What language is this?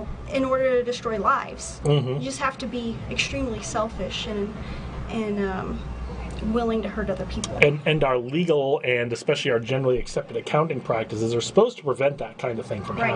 English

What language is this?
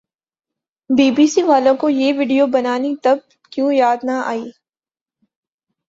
Urdu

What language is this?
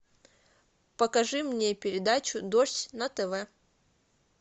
Russian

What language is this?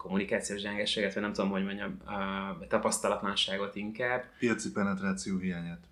Hungarian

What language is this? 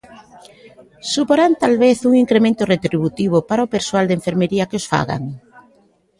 Galician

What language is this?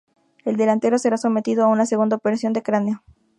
Spanish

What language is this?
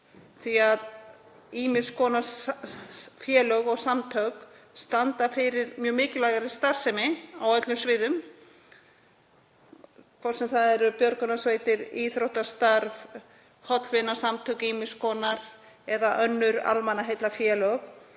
Icelandic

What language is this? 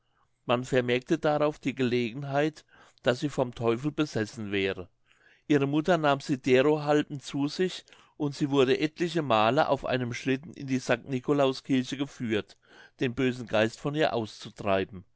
German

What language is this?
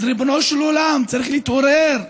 Hebrew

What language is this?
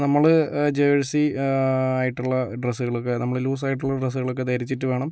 Malayalam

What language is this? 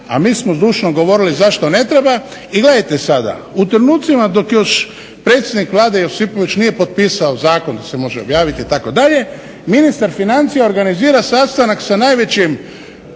Croatian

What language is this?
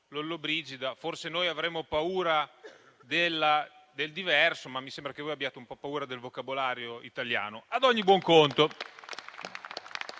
Italian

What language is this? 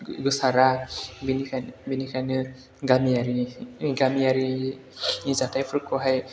Bodo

